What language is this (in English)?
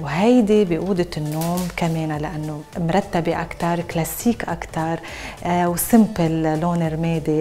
Arabic